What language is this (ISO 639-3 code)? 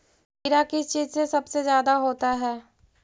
mag